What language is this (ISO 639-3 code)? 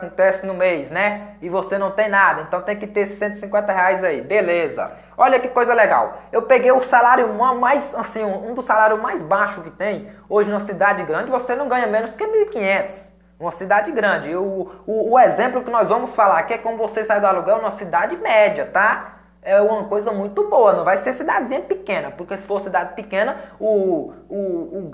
por